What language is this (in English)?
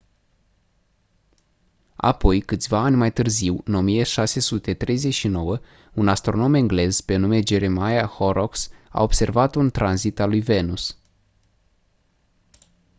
Romanian